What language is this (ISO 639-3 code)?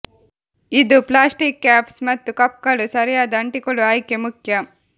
kan